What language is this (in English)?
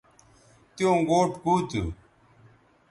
Bateri